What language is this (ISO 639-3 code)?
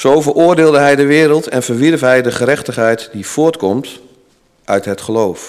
nld